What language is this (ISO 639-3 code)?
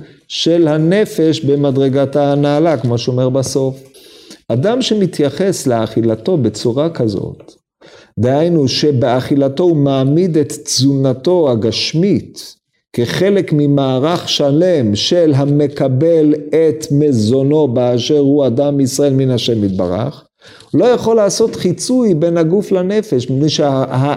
heb